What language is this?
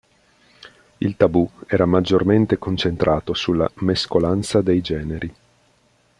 Italian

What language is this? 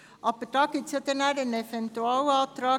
Swiss German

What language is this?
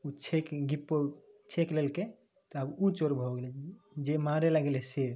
Maithili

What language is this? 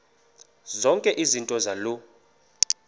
Xhosa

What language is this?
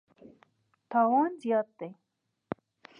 Pashto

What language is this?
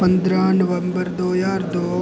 Dogri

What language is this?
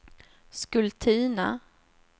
Swedish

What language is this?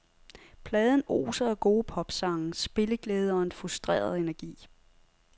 Danish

